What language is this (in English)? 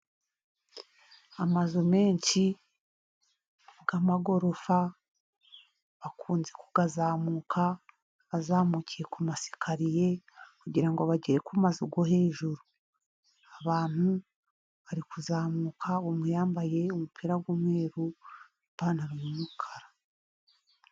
Kinyarwanda